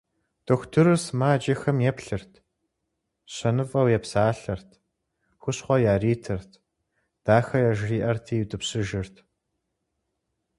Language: Kabardian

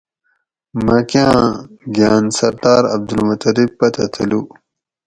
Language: Gawri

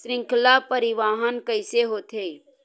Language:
Chhattisgarhi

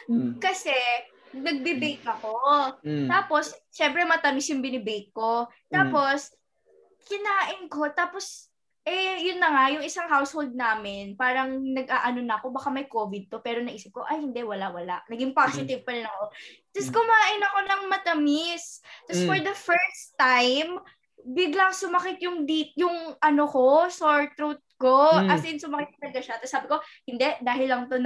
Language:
Filipino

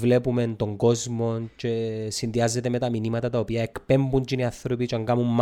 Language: Greek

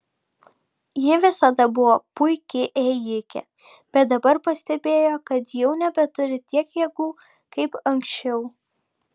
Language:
Lithuanian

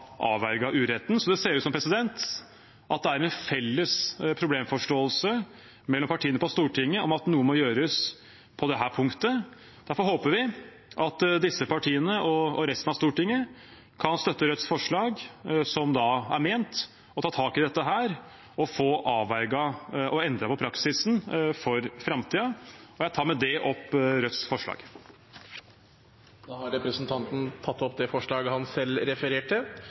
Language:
Norwegian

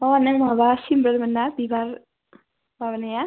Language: Bodo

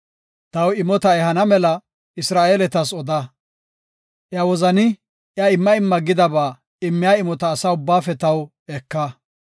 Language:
Gofa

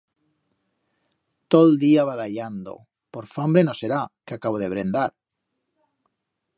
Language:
Aragonese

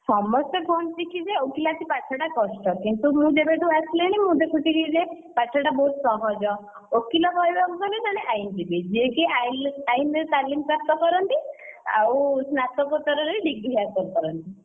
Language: Odia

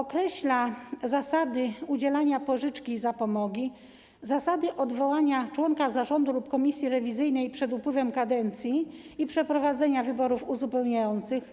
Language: Polish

